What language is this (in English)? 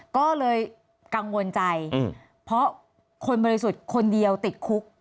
Thai